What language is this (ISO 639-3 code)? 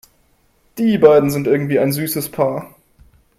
deu